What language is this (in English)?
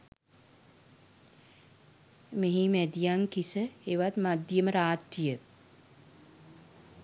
Sinhala